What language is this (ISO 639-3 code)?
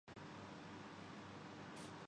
urd